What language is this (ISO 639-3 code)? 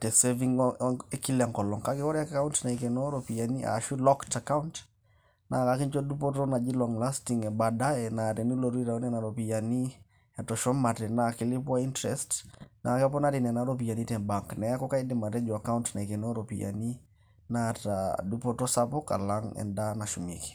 mas